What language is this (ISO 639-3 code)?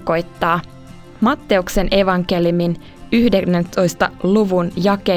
fin